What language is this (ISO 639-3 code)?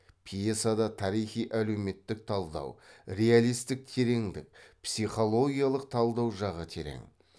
kaz